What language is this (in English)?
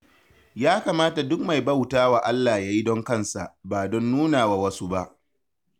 Hausa